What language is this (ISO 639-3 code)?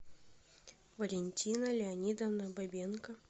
rus